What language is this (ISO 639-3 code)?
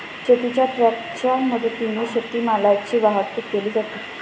mar